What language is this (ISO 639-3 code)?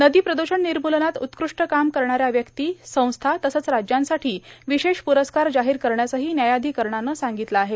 mar